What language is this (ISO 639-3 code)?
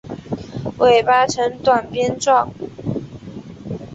zho